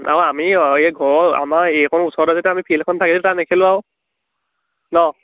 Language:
Assamese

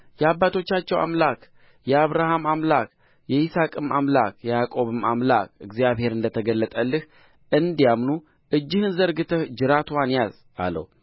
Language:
Amharic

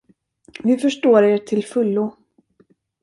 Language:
Swedish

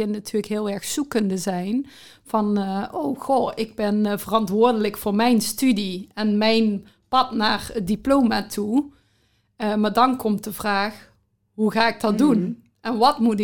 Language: Dutch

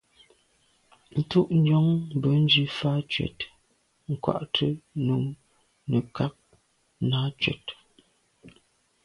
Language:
Medumba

